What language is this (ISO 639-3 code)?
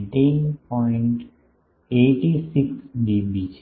guj